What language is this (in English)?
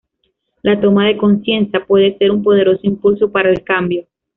Spanish